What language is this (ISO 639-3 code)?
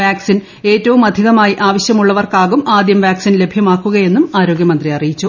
mal